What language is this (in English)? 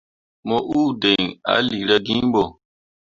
Mundang